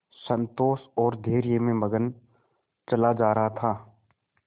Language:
Hindi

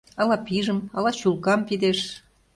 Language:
Mari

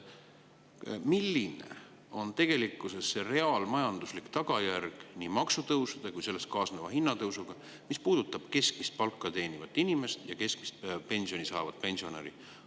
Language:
Estonian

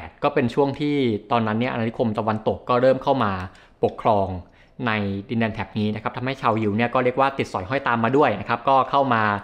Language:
Thai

